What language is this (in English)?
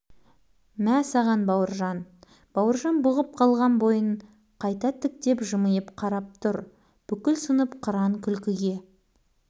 Kazakh